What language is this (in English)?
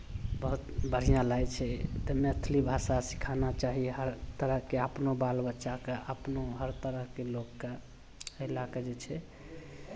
Maithili